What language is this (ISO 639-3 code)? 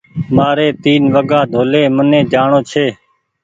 gig